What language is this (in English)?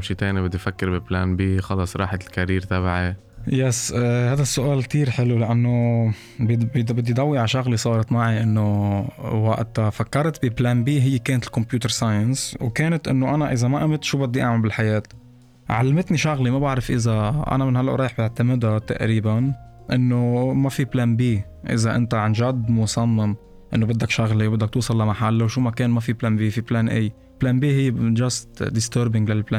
Arabic